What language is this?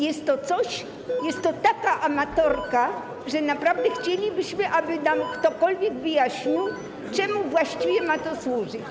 Polish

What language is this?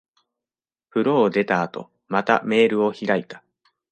Japanese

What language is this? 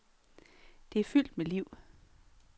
Danish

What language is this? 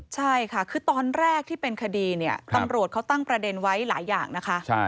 Thai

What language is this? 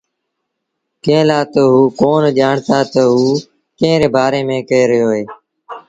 Sindhi Bhil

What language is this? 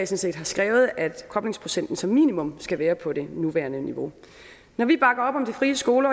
Danish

